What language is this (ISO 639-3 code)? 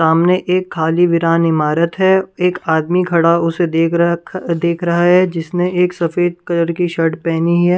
hin